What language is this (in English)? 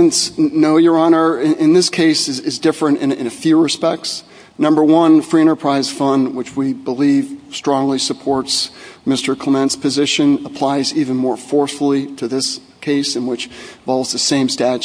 English